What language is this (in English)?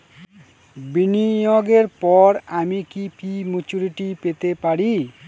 Bangla